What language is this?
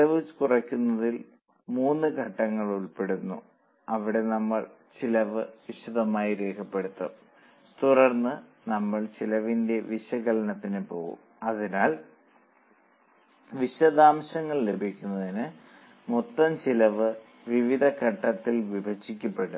Malayalam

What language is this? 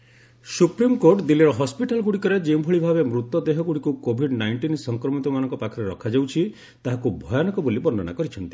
Odia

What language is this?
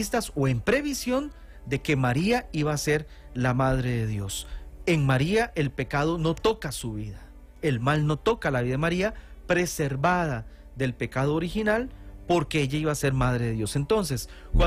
Spanish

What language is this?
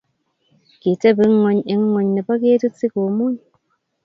Kalenjin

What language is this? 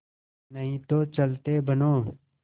Hindi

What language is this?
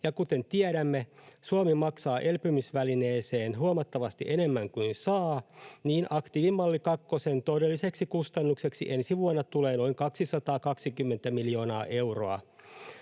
Finnish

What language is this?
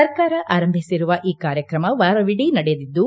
Kannada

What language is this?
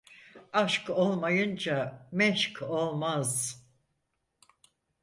Turkish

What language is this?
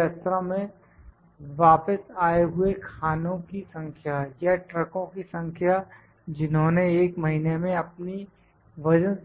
Hindi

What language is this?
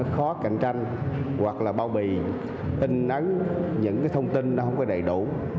Vietnamese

